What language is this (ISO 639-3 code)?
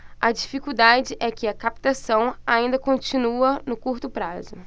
por